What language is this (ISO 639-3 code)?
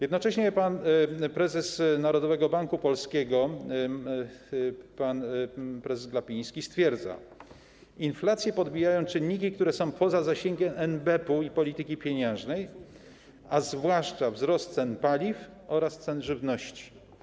pol